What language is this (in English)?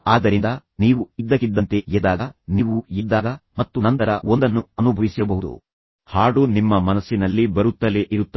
Kannada